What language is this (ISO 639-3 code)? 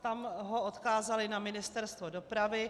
ces